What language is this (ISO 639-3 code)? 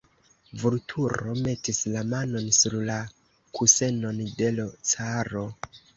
epo